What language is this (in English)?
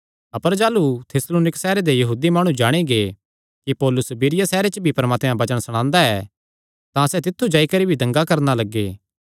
Kangri